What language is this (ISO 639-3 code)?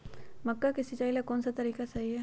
mag